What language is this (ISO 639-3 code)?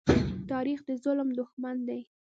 pus